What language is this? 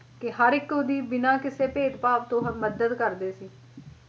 Punjabi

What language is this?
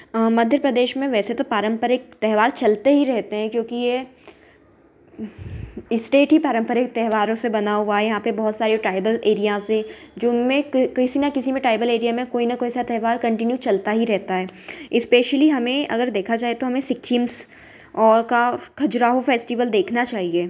Hindi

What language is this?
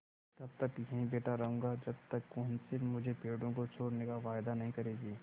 Hindi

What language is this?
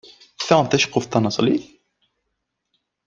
Kabyle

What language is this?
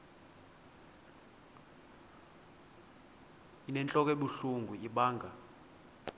Xhosa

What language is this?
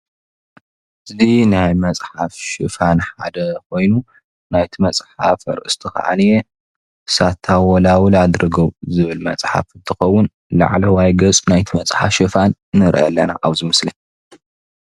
Tigrinya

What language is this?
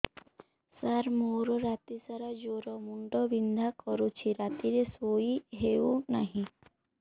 Odia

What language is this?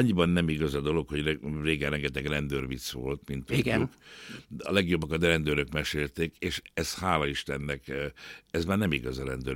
Hungarian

